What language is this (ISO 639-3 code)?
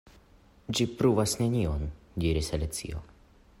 epo